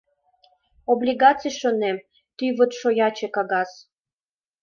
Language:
Mari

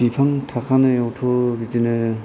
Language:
Bodo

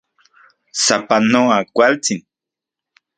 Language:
Central Puebla Nahuatl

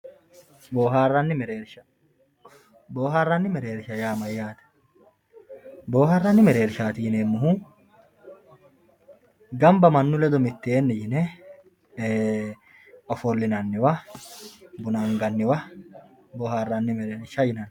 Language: Sidamo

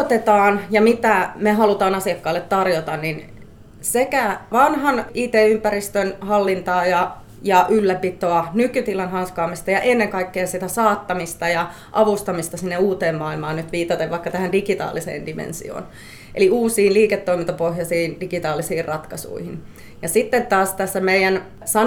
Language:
Finnish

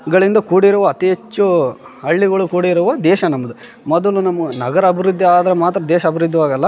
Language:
Kannada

